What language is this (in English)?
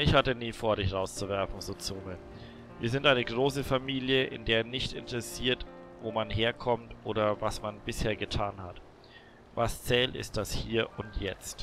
German